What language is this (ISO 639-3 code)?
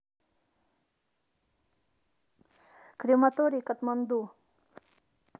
rus